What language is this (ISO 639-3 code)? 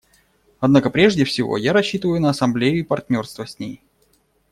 rus